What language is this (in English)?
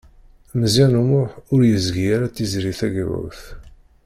Kabyle